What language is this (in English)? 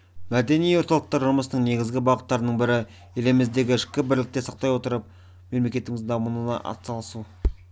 Kazakh